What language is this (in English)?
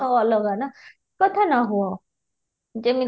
Odia